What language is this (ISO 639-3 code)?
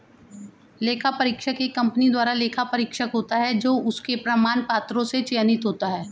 hin